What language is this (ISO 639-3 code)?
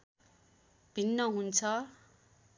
nep